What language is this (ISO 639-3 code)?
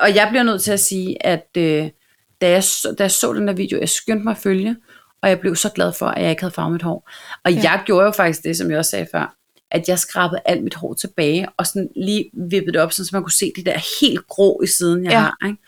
dan